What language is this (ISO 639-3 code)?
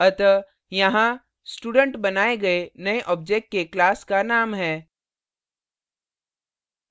hin